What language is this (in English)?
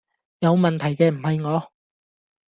Cantonese